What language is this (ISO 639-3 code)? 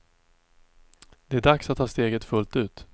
swe